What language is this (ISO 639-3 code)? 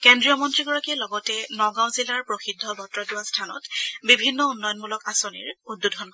asm